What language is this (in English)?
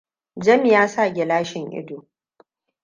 Hausa